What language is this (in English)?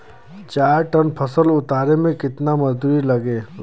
Bhojpuri